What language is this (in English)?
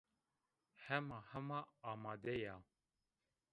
Zaza